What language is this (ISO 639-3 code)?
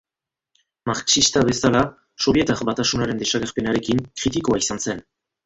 eus